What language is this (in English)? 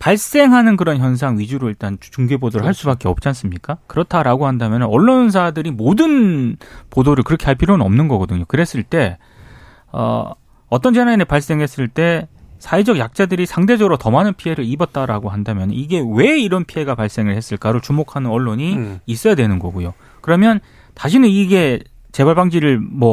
Korean